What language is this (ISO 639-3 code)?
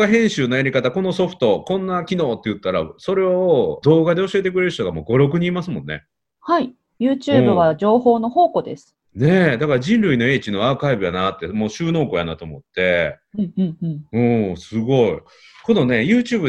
jpn